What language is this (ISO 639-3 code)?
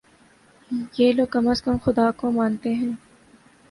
urd